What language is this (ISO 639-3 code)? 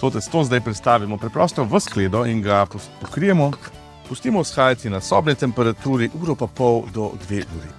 slv